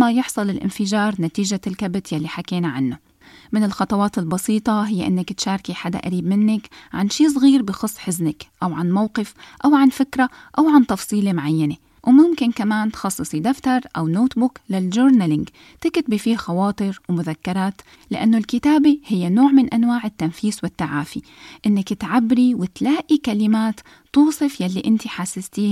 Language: Arabic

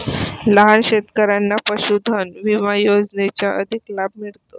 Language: Marathi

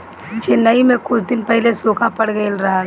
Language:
Bhojpuri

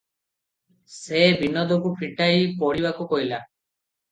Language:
Odia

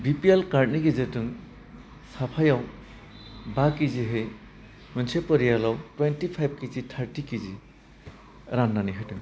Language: Bodo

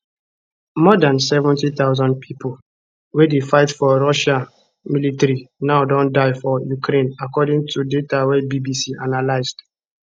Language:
Nigerian Pidgin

